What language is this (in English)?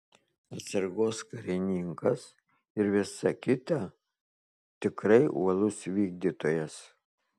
Lithuanian